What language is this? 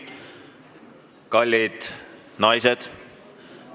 Estonian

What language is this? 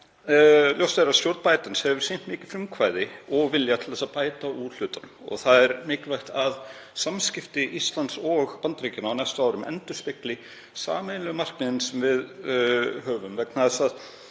Icelandic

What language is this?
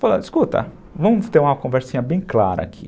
Portuguese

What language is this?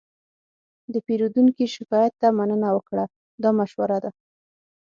Pashto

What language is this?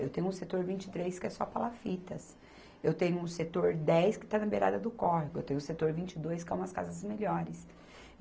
Portuguese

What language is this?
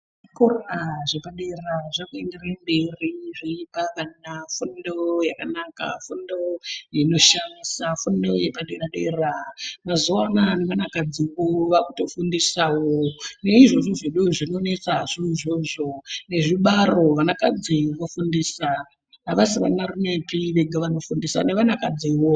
Ndau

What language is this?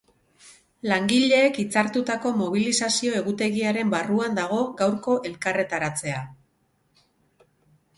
Basque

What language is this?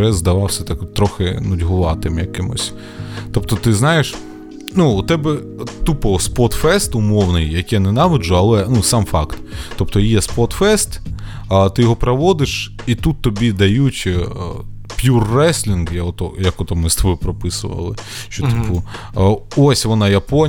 Ukrainian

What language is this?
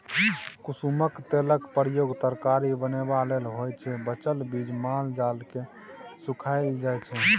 Maithili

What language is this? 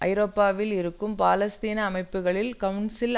Tamil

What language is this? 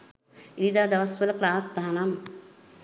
Sinhala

